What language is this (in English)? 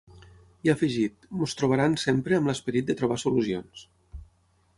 Catalan